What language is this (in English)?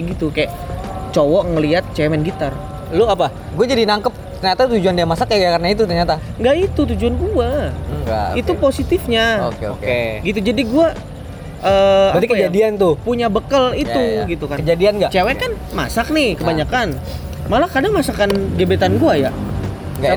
Indonesian